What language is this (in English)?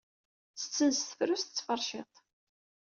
Kabyle